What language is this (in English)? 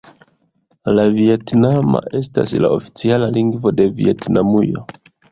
Esperanto